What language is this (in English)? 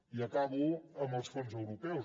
Catalan